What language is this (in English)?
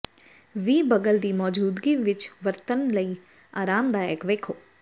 Punjabi